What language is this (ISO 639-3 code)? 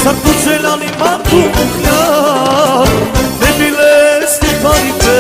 tur